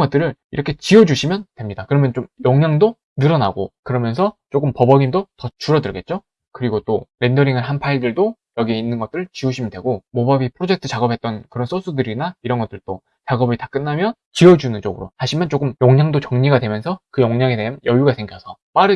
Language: Korean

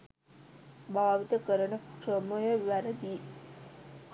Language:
Sinhala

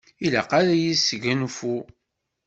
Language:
Kabyle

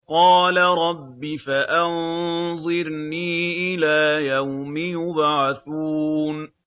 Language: Arabic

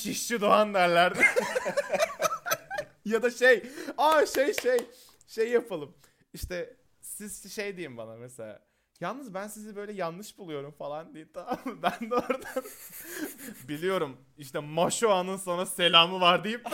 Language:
Turkish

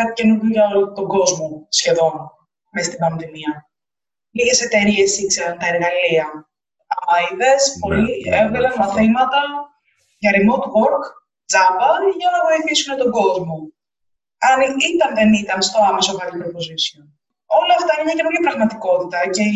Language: Greek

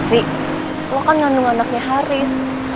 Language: Indonesian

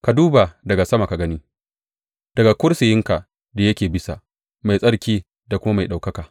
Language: Hausa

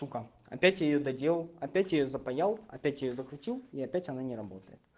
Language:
Russian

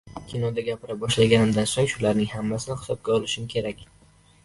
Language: Uzbek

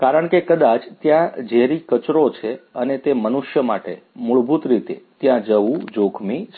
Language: Gujarati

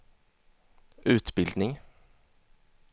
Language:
Swedish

